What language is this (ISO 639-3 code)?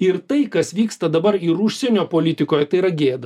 lit